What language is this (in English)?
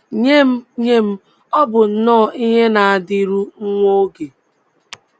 Igbo